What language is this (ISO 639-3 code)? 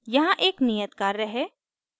hin